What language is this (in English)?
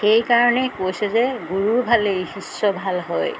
Assamese